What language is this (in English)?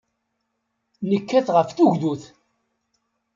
Kabyle